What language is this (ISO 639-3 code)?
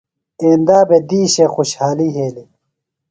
phl